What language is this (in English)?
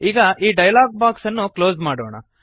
Kannada